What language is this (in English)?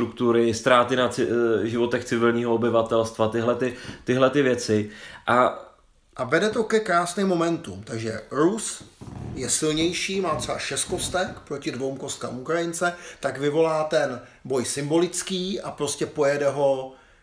Czech